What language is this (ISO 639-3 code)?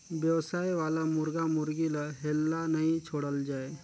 hne